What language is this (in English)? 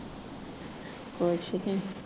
Punjabi